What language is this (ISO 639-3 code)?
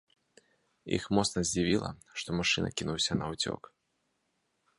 bel